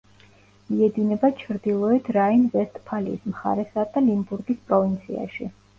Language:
Georgian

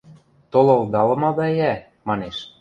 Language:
Western Mari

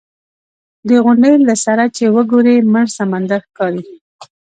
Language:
Pashto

